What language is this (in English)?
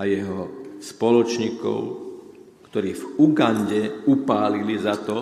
Slovak